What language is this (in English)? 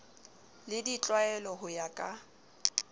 Southern Sotho